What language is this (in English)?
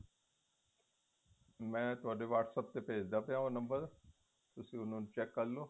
Punjabi